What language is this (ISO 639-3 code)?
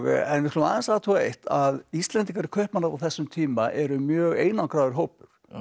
isl